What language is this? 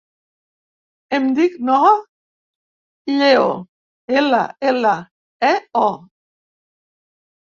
Catalan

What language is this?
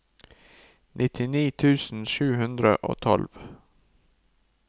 Norwegian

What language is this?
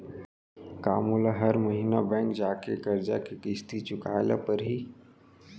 Chhattisgarhi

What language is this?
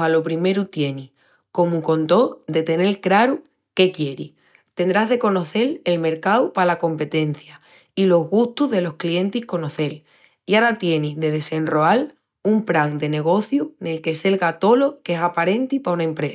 Extremaduran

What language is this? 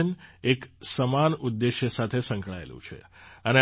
Gujarati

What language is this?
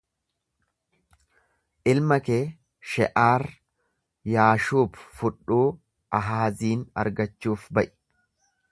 Oromo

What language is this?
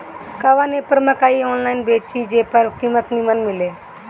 Bhojpuri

